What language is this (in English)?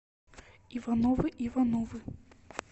Russian